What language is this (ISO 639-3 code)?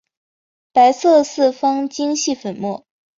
zho